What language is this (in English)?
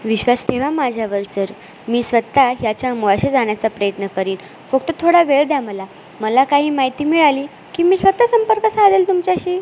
Marathi